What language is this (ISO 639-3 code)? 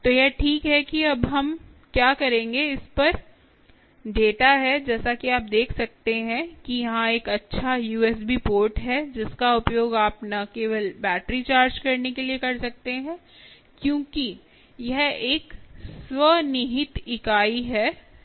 hin